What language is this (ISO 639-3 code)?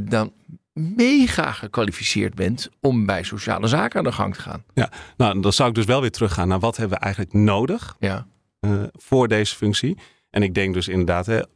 nld